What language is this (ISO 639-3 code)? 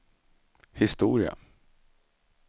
swe